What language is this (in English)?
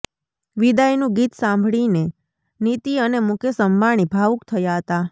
Gujarati